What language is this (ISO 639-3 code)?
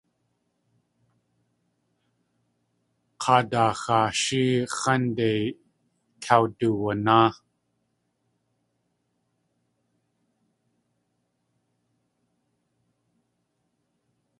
tli